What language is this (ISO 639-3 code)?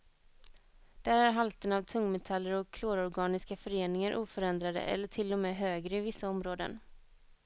swe